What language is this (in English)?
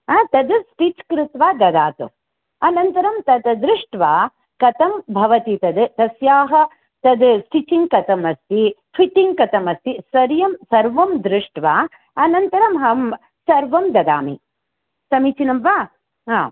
Sanskrit